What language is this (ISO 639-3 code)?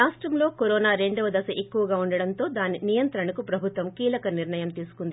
tel